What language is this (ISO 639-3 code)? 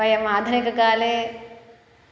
san